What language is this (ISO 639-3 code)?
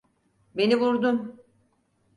tur